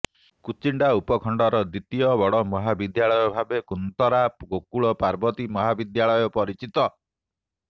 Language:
Odia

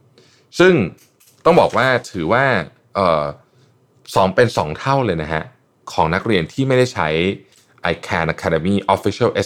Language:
Thai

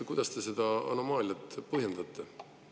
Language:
Estonian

